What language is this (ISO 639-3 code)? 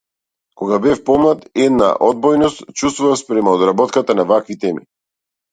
mkd